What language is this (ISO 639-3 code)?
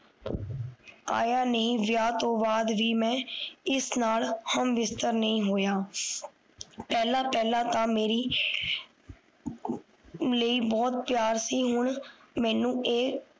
pan